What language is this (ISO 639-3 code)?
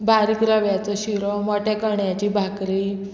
kok